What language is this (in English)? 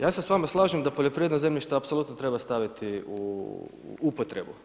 Croatian